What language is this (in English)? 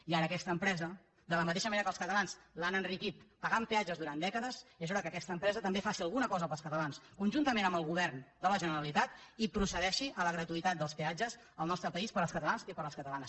Catalan